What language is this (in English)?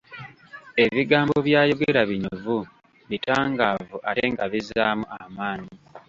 Ganda